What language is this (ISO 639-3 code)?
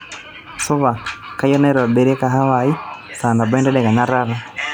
mas